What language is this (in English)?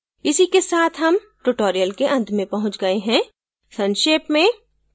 Hindi